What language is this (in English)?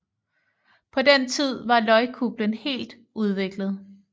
Danish